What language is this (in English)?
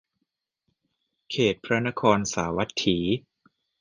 Thai